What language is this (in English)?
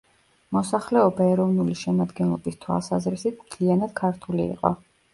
Georgian